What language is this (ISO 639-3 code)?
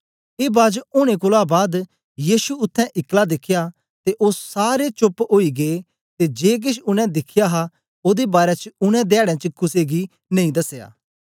doi